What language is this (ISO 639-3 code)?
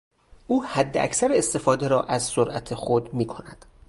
fas